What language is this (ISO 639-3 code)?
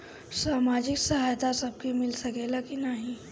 bho